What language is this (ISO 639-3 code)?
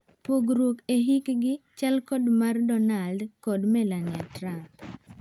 luo